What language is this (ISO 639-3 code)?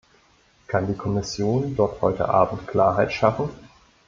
deu